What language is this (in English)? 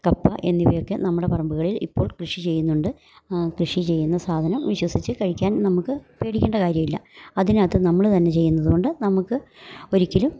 Malayalam